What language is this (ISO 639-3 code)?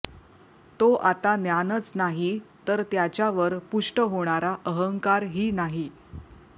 mar